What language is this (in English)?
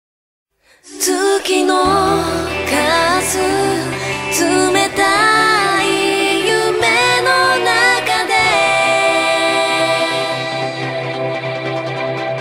Latvian